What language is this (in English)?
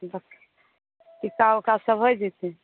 Maithili